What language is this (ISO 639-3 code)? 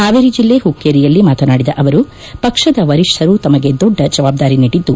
kan